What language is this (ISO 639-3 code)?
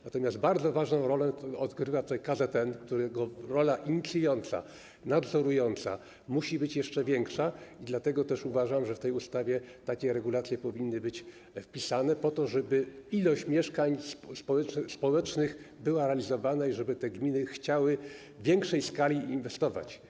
pol